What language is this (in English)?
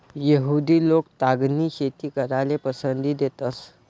Marathi